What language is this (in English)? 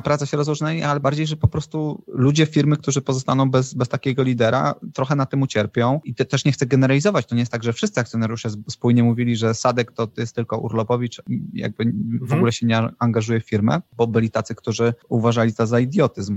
Polish